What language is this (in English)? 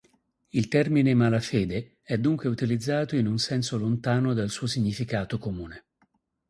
Italian